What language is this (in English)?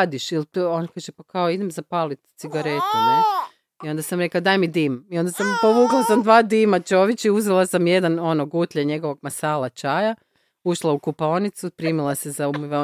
Croatian